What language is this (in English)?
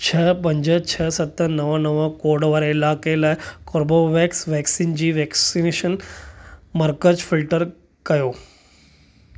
Sindhi